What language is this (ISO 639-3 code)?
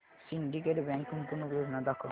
mar